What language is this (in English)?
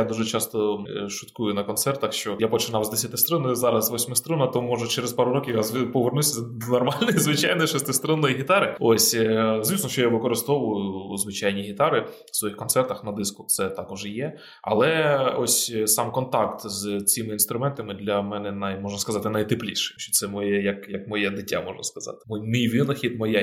Ukrainian